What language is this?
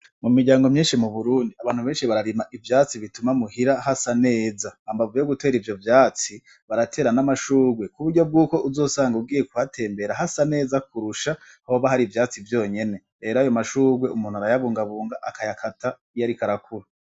Rundi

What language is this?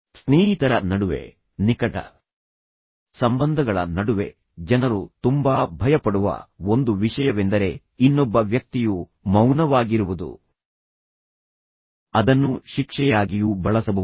Kannada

